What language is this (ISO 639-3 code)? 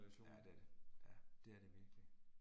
dan